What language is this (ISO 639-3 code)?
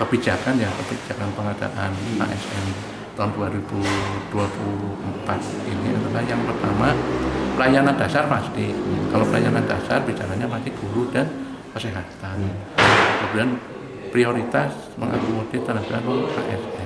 ind